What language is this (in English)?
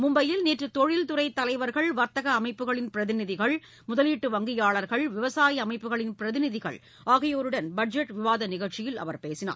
Tamil